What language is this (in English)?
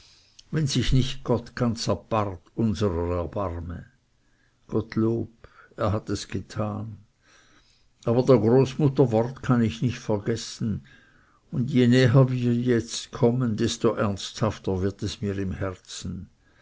German